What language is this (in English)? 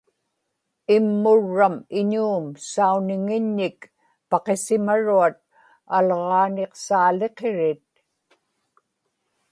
Inupiaq